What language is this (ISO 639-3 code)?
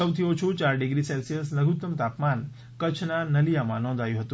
guj